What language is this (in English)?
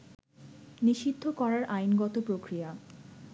Bangla